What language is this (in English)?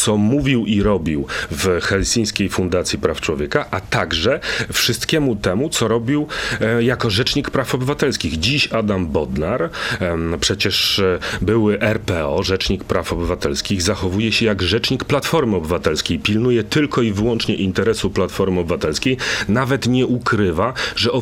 Polish